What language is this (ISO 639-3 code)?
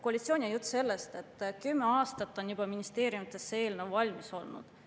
est